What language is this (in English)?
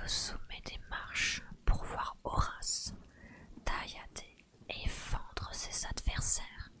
French